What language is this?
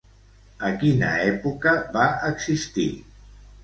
Catalan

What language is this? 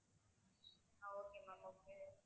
Tamil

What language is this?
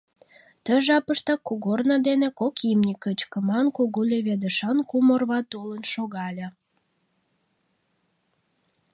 Mari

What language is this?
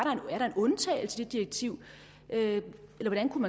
Danish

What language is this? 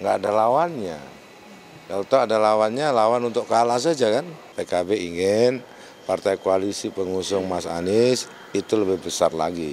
Indonesian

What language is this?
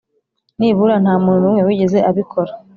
Kinyarwanda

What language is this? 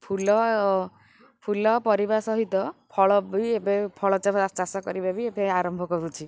Odia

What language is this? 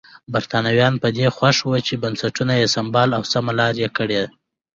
Pashto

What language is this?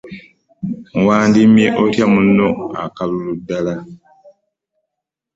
Ganda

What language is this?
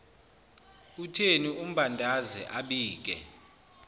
Zulu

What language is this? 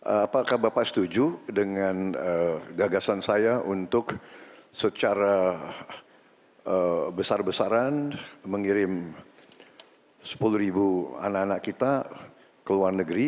Indonesian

